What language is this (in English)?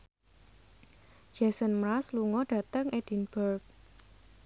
Javanese